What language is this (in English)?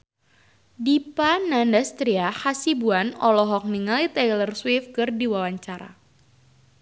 Sundanese